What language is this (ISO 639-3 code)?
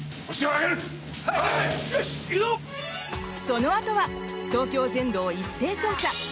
jpn